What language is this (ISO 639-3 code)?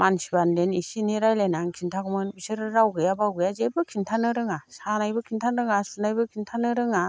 brx